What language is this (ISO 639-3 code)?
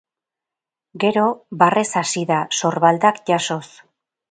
eus